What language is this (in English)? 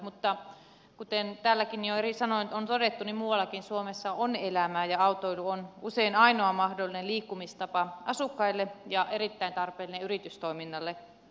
Finnish